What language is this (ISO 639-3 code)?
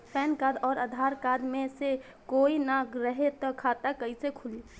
bho